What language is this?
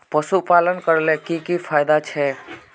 Magahi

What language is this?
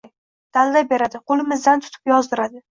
Uzbek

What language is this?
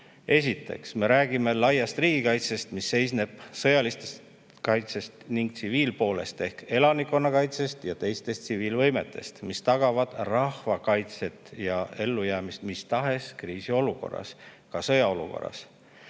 Estonian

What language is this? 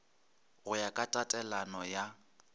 Northern Sotho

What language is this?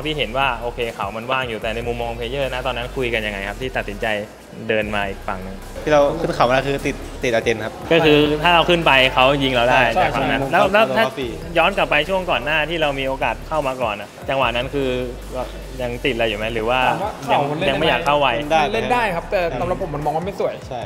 Thai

